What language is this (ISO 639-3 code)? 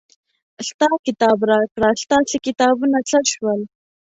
pus